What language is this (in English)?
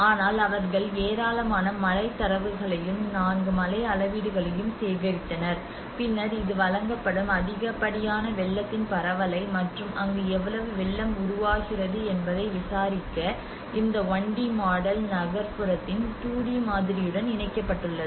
Tamil